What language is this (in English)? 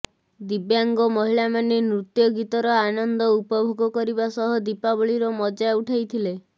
Odia